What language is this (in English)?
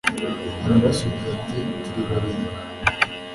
Kinyarwanda